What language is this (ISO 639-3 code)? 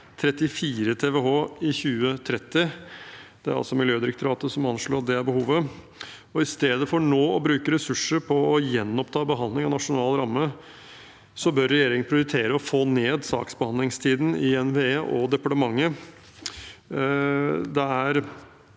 nor